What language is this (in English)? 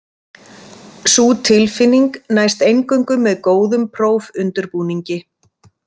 Icelandic